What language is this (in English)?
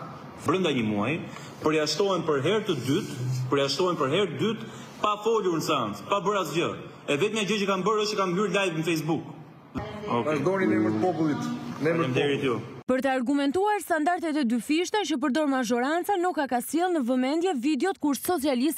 Romanian